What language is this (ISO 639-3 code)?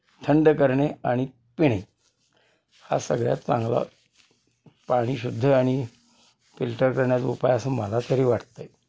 mar